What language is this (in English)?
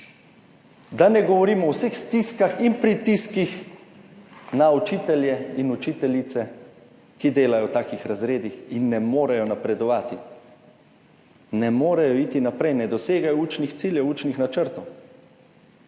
Slovenian